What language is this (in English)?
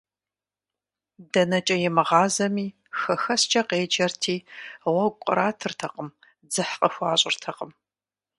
Kabardian